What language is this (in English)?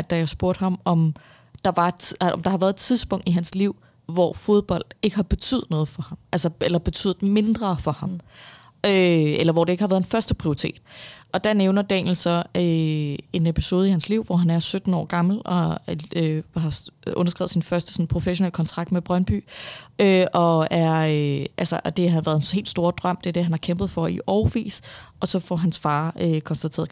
Danish